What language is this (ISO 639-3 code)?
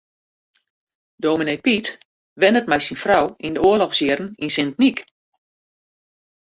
fry